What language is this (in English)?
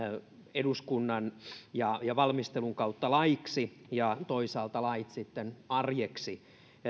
Finnish